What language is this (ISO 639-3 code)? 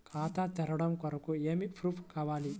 tel